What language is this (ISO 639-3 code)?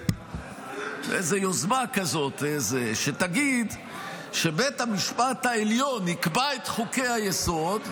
heb